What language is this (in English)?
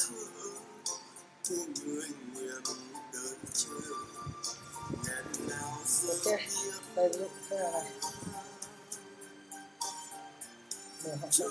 Vietnamese